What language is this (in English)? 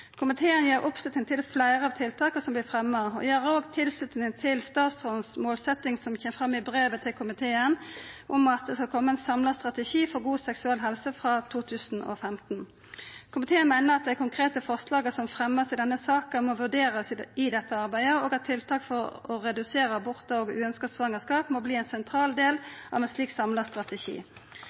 Norwegian Nynorsk